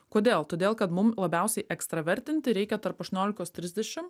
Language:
Lithuanian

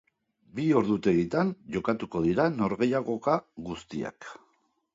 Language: Basque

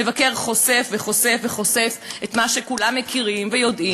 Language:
Hebrew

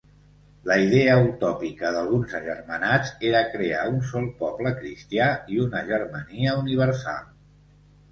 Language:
Catalan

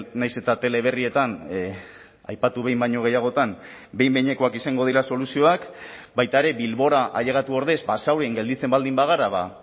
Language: Basque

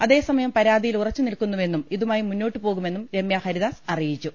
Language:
Malayalam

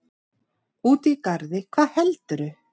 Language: Icelandic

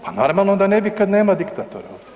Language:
Croatian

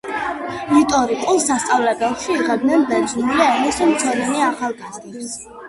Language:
Georgian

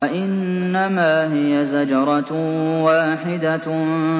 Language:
Arabic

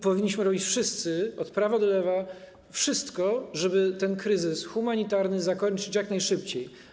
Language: Polish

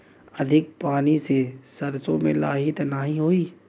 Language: Bhojpuri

